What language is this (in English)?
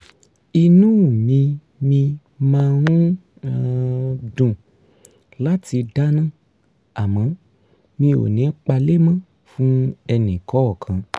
Yoruba